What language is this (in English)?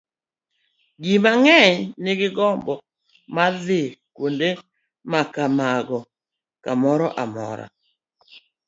Luo (Kenya and Tanzania)